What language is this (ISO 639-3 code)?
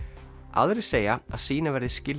isl